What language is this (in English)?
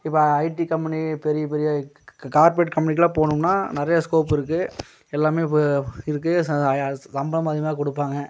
Tamil